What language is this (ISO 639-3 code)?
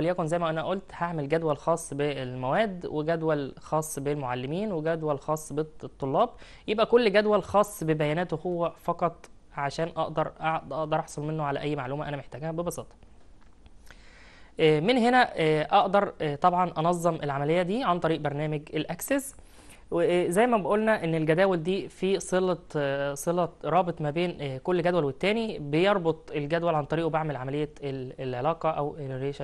ara